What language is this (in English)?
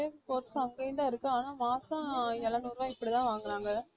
Tamil